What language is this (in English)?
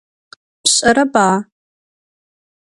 Adyghe